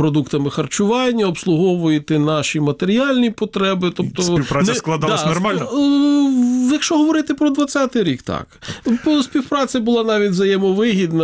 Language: Ukrainian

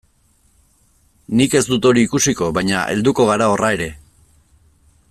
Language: Basque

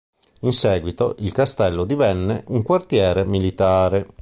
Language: Italian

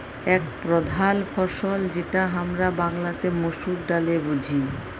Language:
Bangla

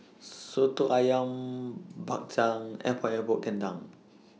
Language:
English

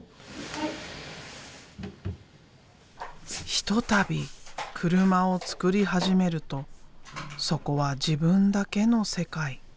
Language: Japanese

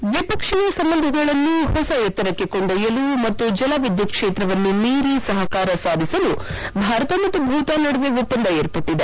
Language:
Kannada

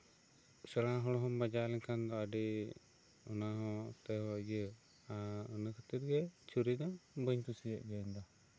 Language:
Santali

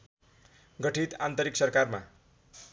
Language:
Nepali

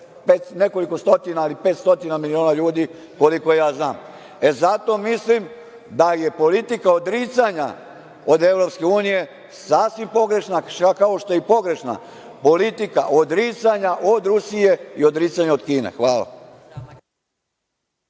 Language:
Serbian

